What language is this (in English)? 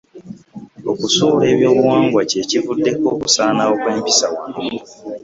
Ganda